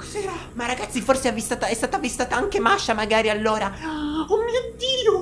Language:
Italian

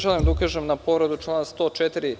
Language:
Serbian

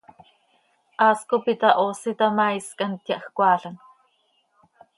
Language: Seri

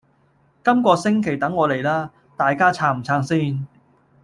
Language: Cantonese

